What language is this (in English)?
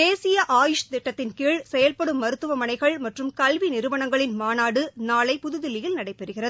Tamil